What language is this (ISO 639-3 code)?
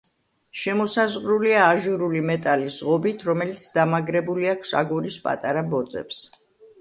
kat